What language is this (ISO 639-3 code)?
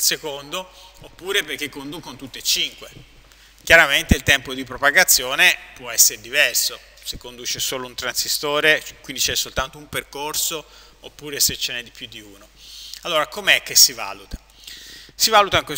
ita